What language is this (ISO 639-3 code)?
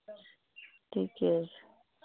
mai